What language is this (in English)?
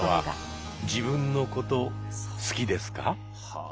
Japanese